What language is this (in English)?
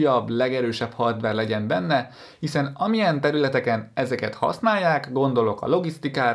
Hungarian